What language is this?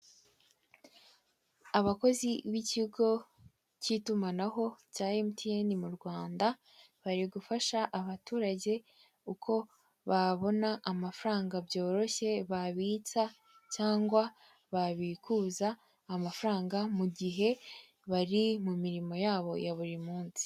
Kinyarwanda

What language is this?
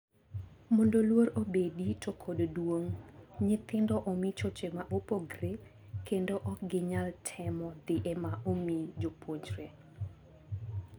Luo (Kenya and Tanzania)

